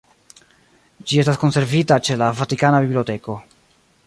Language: Esperanto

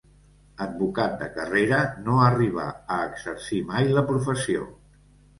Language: Catalan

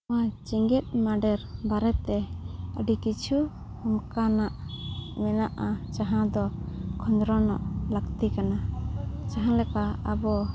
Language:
Santali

